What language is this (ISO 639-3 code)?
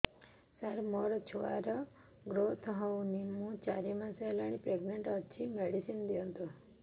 ori